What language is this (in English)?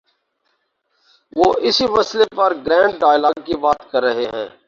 Urdu